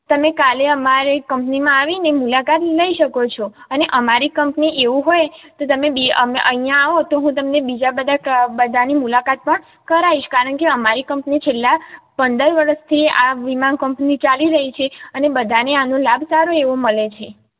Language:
Gujarati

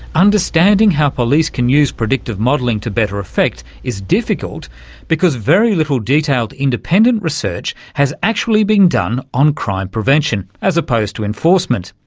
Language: English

